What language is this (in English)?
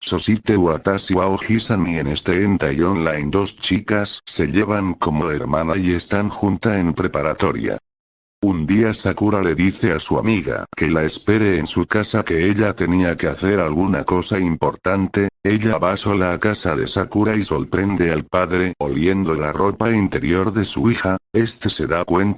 Spanish